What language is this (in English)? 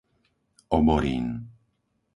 Slovak